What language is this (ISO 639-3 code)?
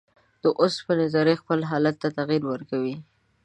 pus